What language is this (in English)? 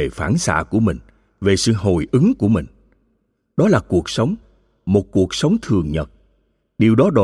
Vietnamese